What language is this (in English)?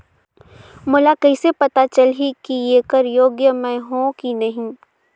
Chhattisgarhi